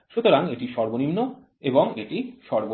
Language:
Bangla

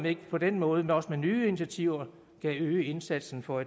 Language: Danish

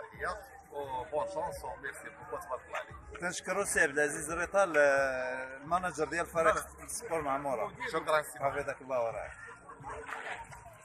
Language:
Arabic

